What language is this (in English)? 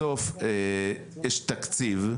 Hebrew